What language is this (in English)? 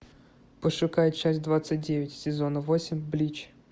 Russian